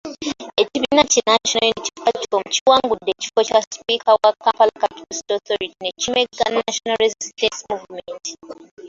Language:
Ganda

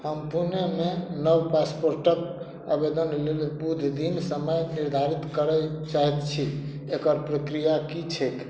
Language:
Maithili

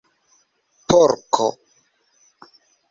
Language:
Esperanto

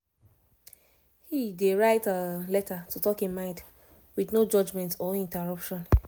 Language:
Nigerian Pidgin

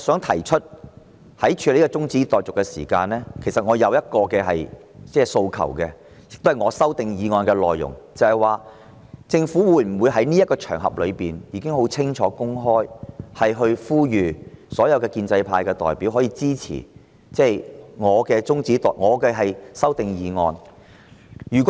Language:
Cantonese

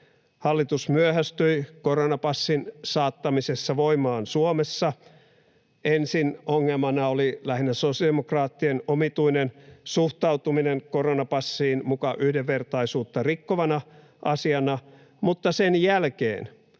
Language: Finnish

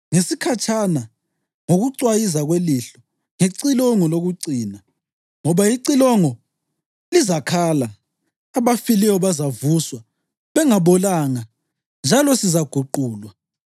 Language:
North Ndebele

